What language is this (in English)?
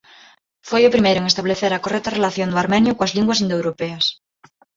Galician